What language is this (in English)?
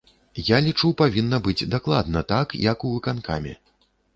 Belarusian